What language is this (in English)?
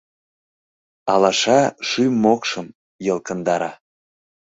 Mari